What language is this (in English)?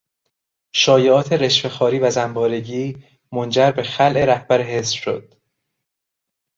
Persian